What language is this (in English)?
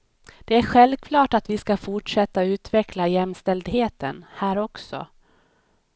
Swedish